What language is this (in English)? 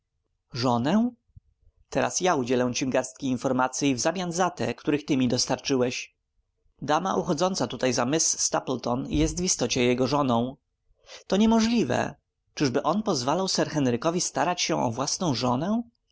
Polish